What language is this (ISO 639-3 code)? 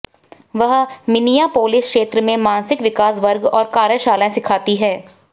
hin